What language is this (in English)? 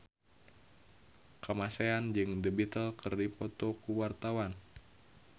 Sundanese